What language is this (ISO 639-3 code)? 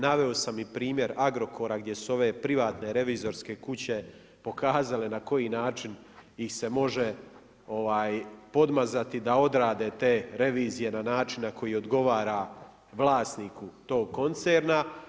hrv